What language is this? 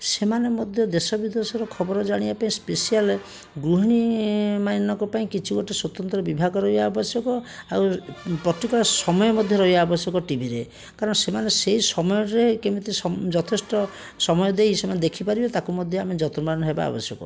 Odia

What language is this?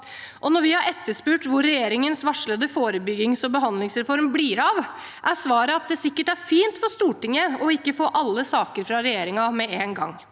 Norwegian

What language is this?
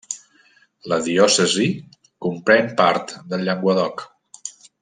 Catalan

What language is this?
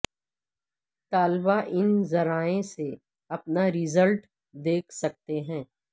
Urdu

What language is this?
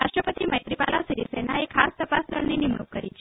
Gujarati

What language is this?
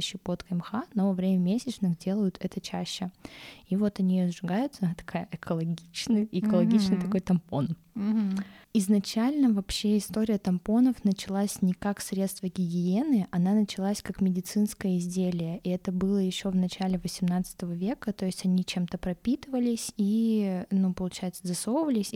Russian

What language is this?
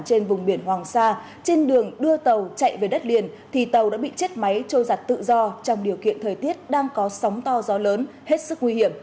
Vietnamese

